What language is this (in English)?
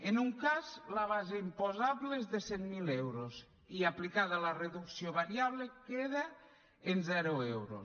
Catalan